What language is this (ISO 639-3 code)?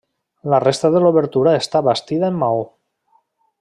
cat